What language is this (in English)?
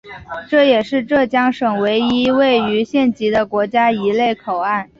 Chinese